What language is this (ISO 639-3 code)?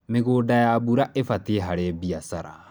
kik